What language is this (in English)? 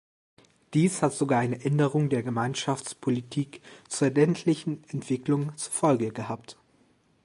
German